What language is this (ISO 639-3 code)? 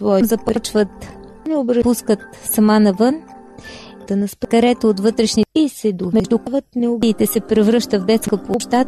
bul